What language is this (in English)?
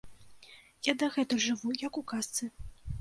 Belarusian